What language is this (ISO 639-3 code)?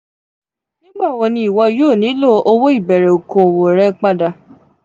yor